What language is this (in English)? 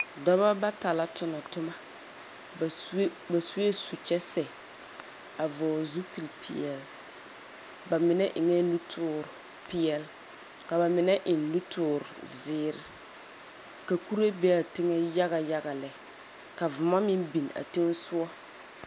Southern Dagaare